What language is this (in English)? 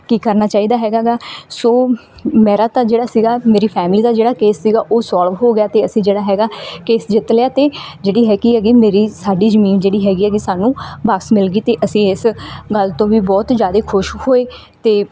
Punjabi